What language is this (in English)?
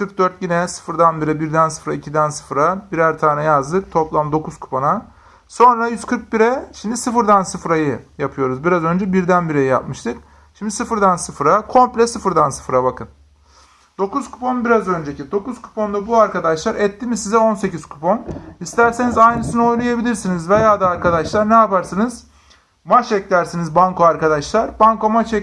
Turkish